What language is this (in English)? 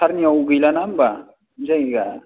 Bodo